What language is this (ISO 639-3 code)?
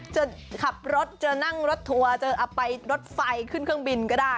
tha